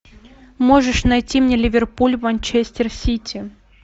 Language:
Russian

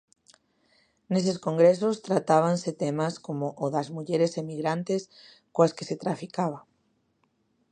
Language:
Galician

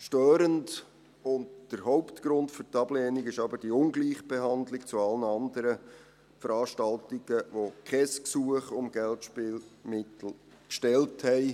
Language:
Swiss German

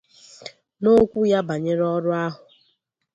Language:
Igbo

